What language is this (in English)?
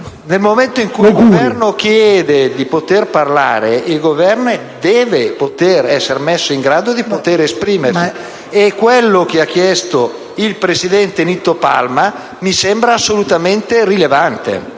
Italian